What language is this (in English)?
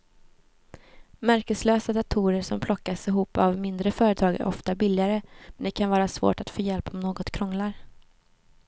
Swedish